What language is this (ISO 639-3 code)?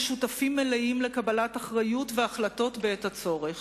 heb